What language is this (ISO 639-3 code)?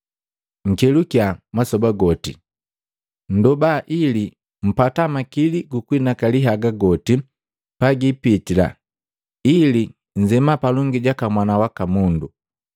mgv